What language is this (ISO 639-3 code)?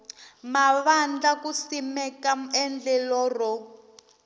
tso